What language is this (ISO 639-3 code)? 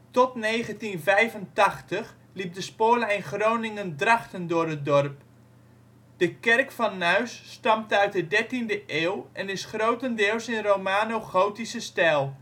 nld